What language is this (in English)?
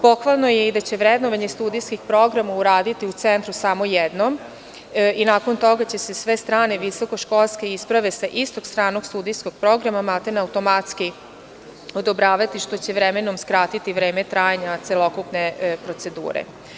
Serbian